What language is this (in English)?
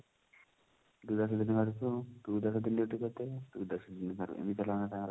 Odia